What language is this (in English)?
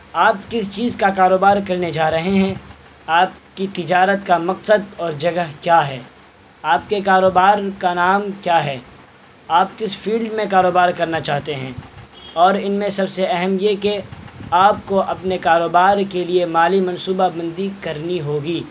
Urdu